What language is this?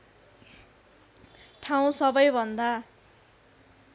Nepali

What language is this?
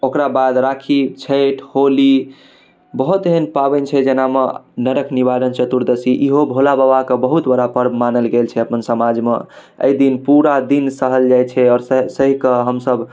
Maithili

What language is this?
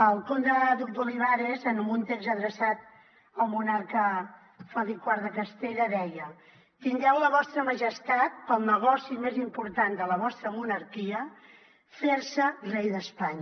Catalan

